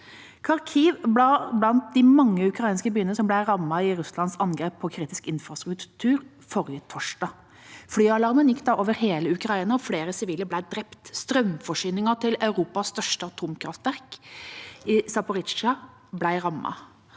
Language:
Norwegian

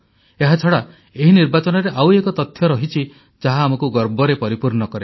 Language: Odia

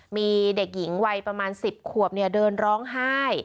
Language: Thai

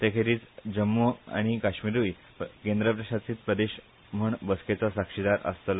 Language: Konkani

